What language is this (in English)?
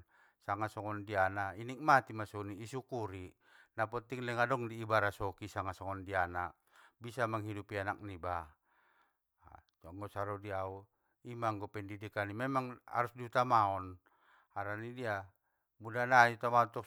Batak Mandailing